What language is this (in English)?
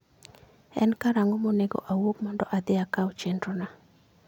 Luo (Kenya and Tanzania)